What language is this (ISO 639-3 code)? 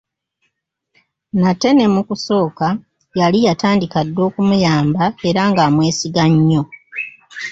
lug